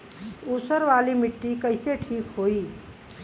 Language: Bhojpuri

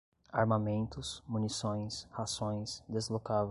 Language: Portuguese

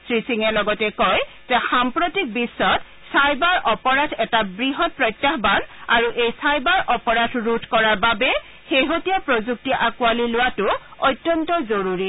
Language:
Assamese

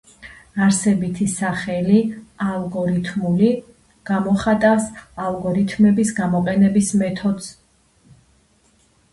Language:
Georgian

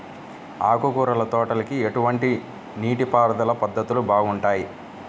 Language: Telugu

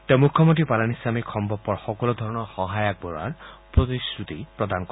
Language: Assamese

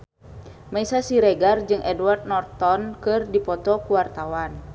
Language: Sundanese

